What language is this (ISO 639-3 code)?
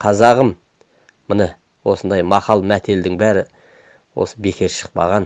tur